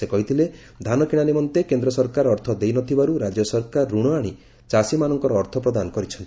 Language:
Odia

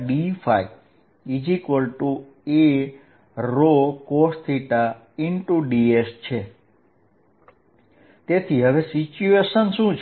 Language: Gujarati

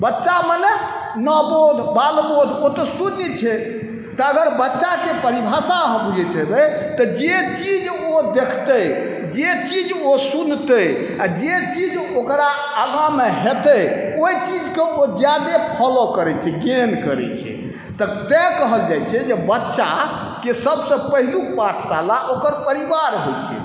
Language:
Maithili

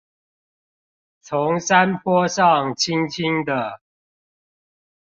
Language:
Chinese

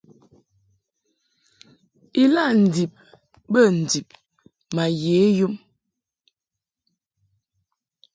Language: Mungaka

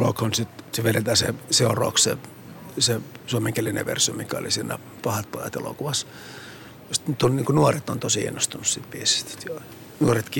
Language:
Finnish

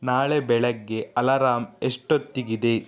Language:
Kannada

